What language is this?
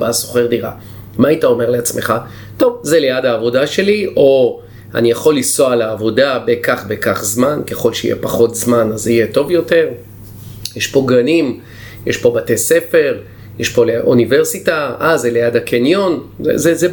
Hebrew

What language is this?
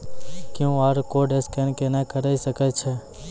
Maithili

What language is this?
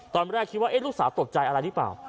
Thai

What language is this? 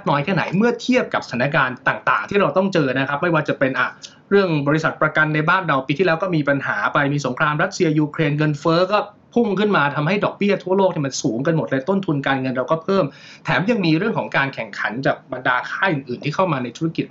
Thai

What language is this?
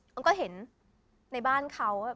Thai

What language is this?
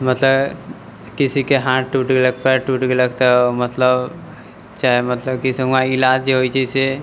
Maithili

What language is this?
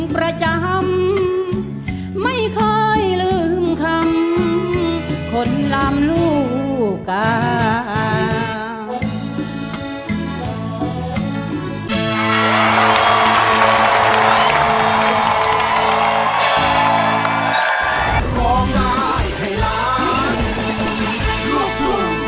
Thai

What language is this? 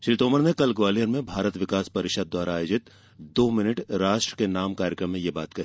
Hindi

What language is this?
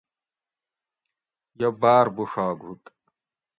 Gawri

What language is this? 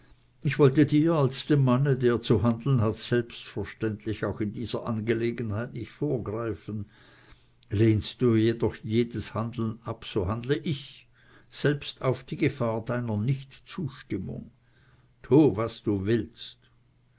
German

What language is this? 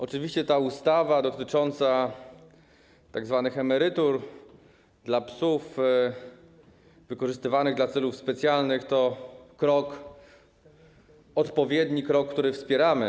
Polish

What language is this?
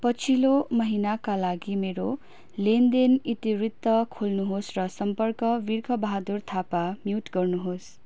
Nepali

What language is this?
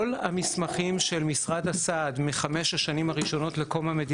Hebrew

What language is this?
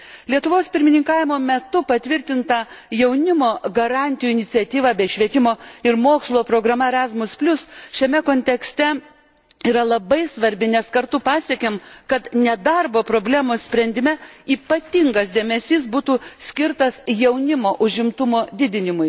Lithuanian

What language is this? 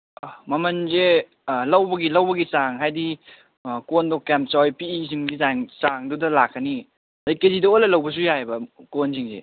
Manipuri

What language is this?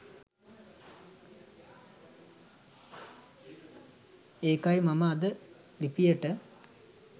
Sinhala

